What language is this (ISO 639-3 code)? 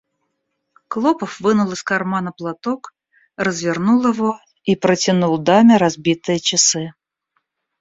rus